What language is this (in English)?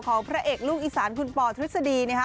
Thai